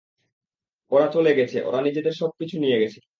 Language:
Bangla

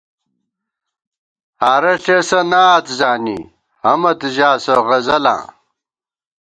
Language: Gawar-Bati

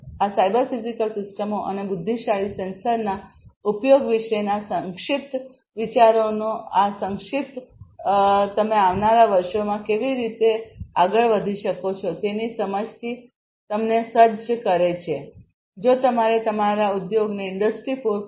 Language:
Gujarati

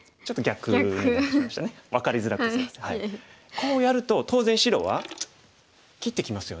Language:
Japanese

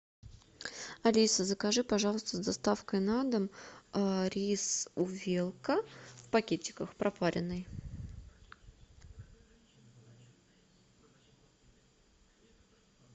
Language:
Russian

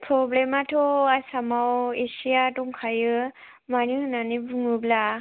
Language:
Bodo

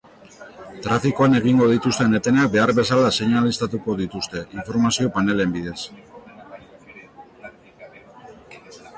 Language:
Basque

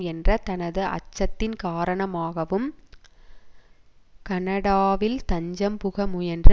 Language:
Tamil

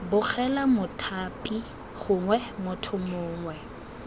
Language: Tswana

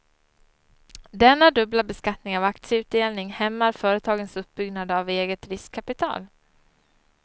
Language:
Swedish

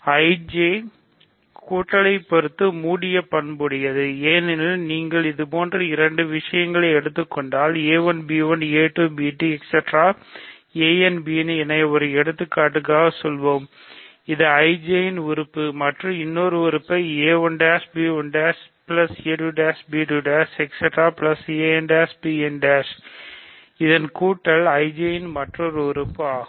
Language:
Tamil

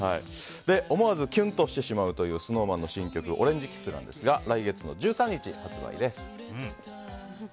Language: Japanese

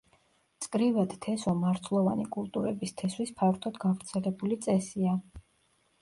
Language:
Georgian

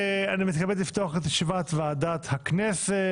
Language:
Hebrew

